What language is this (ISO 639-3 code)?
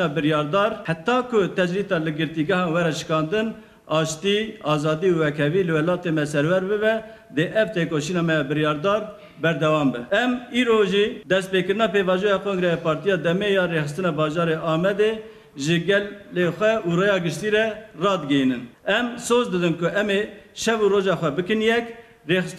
tur